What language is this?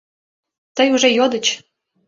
Mari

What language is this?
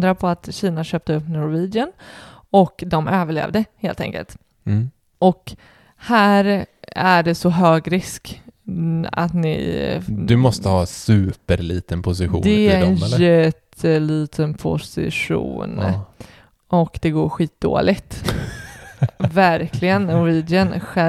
Swedish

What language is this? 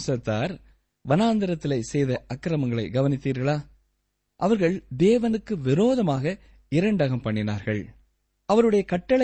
Tamil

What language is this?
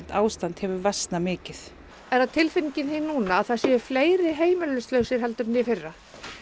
Icelandic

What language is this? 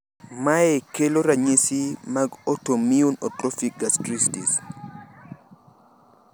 Luo (Kenya and Tanzania)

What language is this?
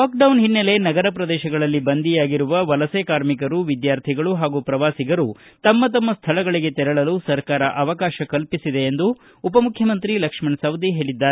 Kannada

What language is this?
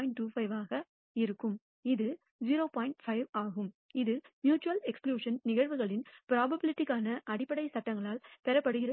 Tamil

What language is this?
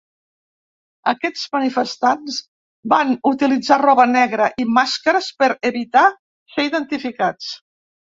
Catalan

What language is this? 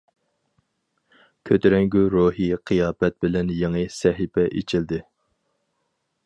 Uyghur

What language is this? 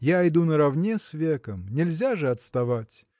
Russian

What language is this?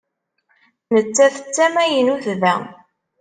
Kabyle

